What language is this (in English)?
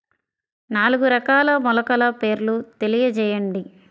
Telugu